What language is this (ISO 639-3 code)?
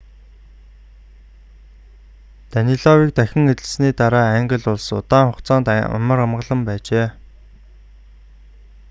mon